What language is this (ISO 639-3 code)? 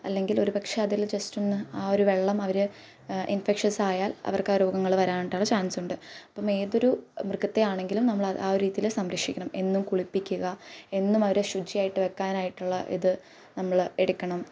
mal